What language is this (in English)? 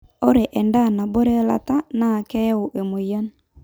Masai